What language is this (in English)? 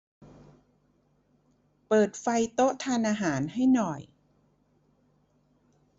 Thai